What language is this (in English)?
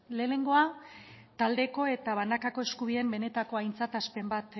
Basque